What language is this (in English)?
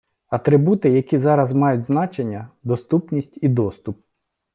Ukrainian